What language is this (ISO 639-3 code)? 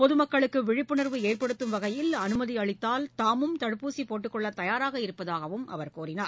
tam